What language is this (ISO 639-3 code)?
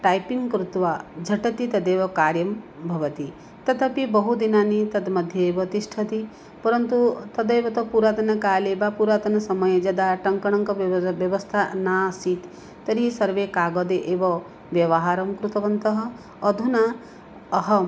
san